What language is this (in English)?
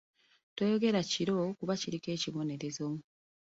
Ganda